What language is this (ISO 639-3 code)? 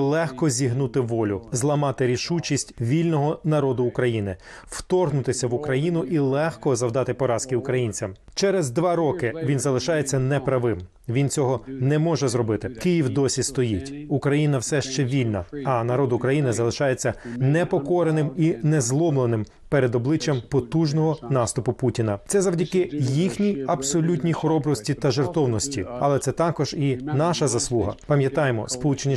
ukr